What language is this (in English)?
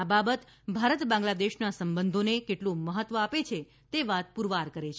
Gujarati